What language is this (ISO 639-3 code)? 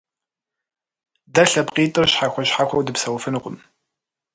kbd